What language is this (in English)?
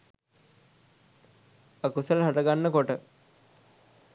Sinhala